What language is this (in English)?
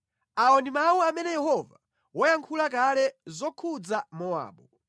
Nyanja